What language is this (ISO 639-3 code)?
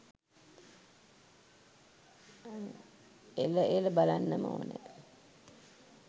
sin